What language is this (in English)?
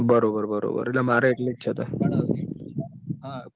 Gujarati